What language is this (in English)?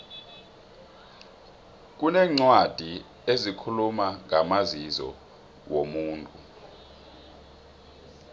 South Ndebele